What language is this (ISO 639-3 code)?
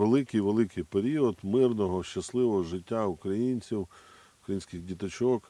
ukr